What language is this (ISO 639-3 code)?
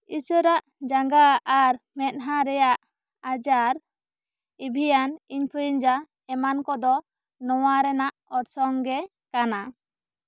sat